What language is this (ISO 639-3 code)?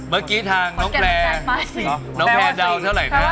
tha